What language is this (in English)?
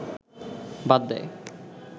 Bangla